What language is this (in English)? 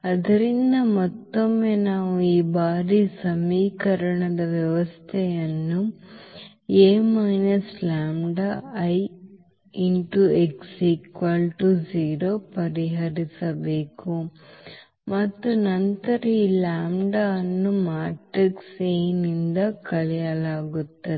Kannada